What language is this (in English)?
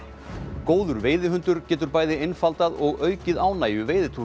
Icelandic